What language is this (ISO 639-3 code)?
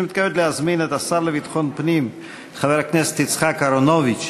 heb